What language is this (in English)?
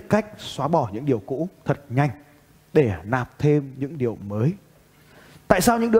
Vietnamese